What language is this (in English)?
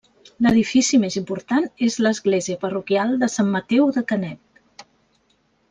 Catalan